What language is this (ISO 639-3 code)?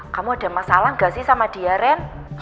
ind